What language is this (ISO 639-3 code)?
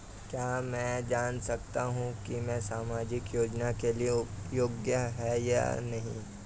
hin